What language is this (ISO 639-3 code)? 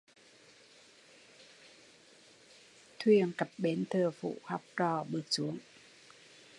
vie